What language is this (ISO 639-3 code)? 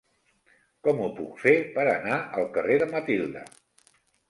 cat